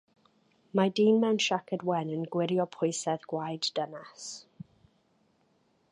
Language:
Welsh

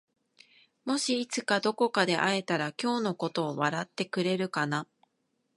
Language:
Japanese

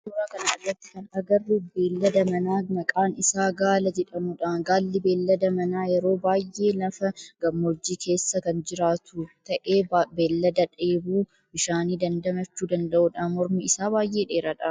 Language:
Oromo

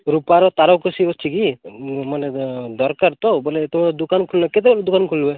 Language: Odia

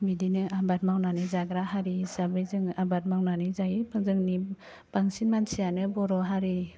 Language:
Bodo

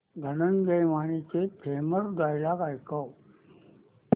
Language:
Marathi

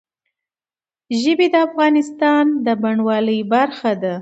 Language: Pashto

